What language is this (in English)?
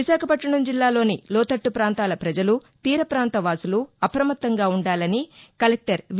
Telugu